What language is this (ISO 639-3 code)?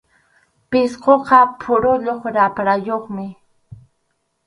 qxu